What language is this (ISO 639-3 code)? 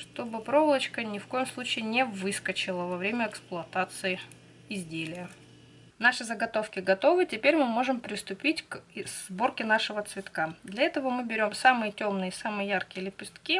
rus